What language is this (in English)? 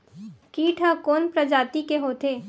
Chhattisgarhi